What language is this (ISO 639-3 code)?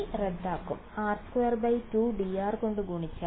mal